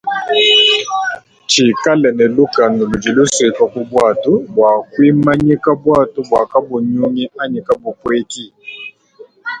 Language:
Luba-Lulua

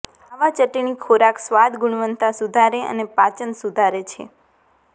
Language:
Gujarati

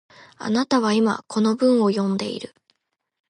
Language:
Japanese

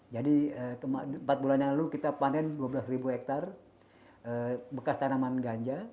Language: Indonesian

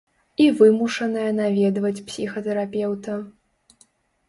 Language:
Belarusian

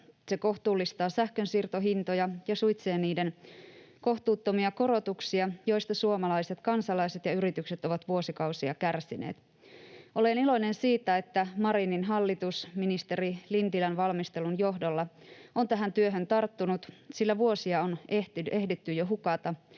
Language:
Finnish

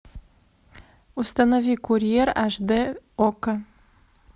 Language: Russian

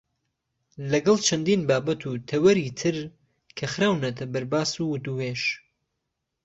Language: Central Kurdish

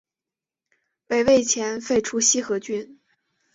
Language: Chinese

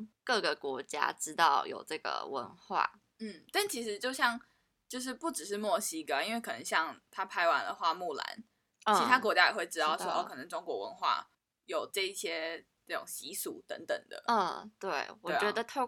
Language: Chinese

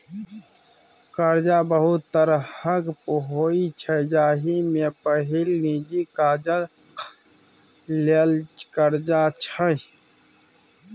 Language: Maithili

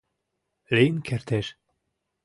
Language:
Mari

